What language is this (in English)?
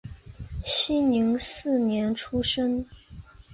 Chinese